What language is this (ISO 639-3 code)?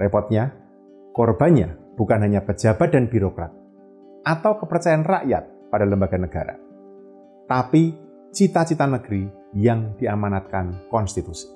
ind